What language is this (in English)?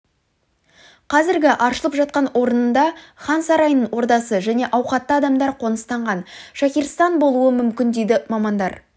Kazakh